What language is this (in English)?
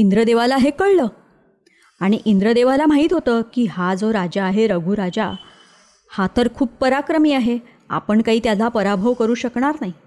Marathi